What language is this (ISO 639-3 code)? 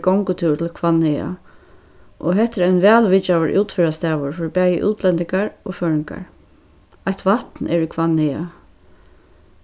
fao